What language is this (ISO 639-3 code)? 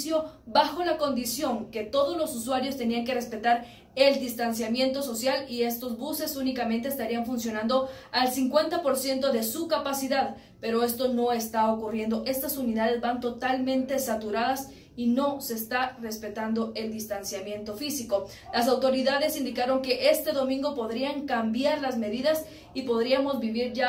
spa